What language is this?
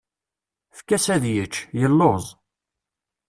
Kabyle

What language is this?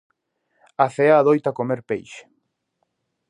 Galician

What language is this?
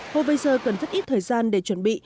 Vietnamese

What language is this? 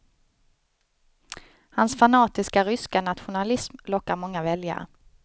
Swedish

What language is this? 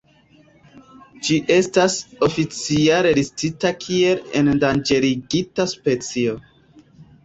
Esperanto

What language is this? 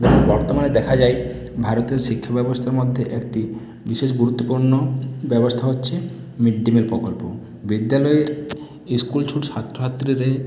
Bangla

